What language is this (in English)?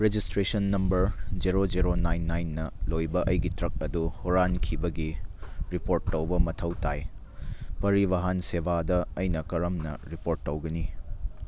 Manipuri